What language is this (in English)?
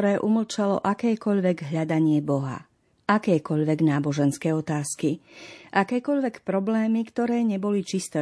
Slovak